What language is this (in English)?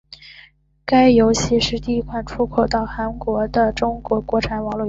Chinese